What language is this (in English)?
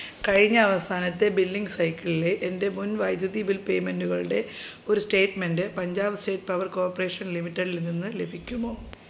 Malayalam